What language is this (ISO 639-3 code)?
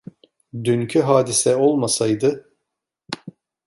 tur